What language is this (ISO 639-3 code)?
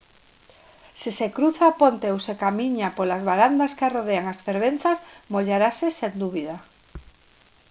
glg